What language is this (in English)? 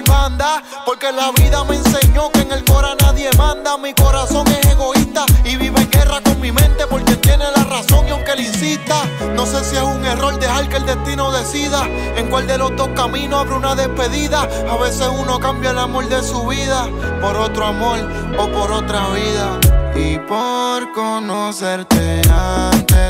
Italian